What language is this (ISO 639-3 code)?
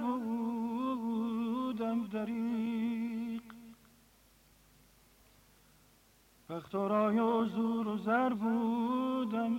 fas